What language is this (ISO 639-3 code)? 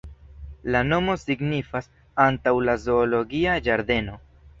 epo